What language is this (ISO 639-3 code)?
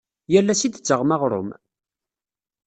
kab